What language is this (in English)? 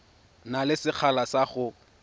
Tswana